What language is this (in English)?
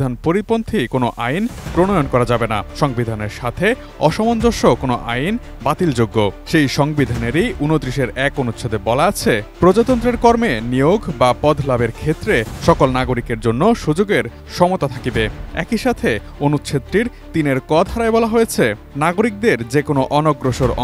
Bangla